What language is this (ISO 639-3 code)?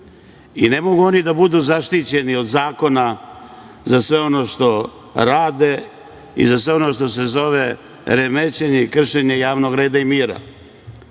srp